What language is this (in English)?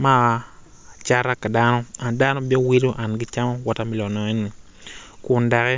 Acoli